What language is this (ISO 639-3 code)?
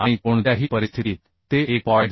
mar